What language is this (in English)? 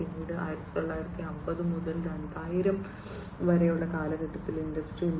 Malayalam